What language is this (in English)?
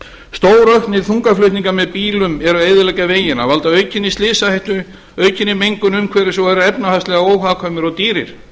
Icelandic